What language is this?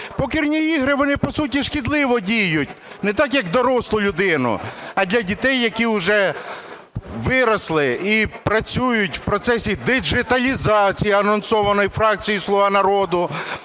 Ukrainian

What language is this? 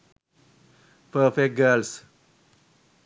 Sinhala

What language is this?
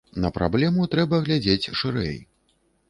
Belarusian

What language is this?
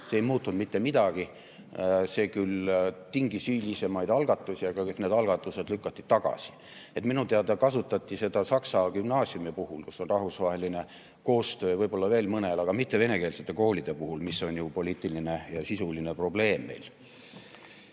Estonian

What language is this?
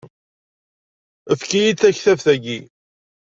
Kabyle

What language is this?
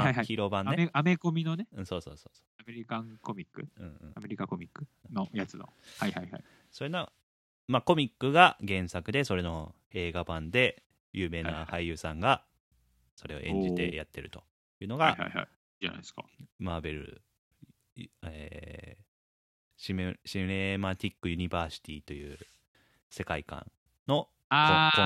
Japanese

